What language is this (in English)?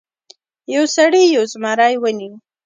Pashto